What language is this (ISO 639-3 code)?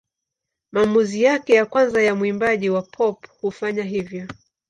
swa